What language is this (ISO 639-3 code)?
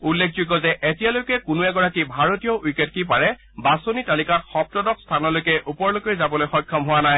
asm